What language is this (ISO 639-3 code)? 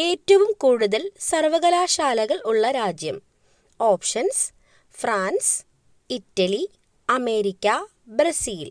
mal